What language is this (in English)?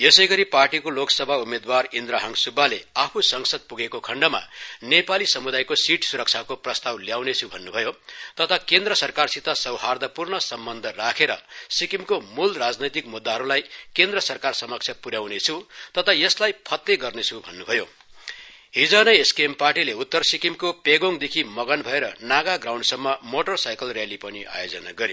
Nepali